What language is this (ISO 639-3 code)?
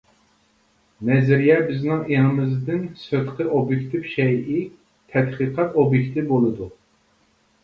uig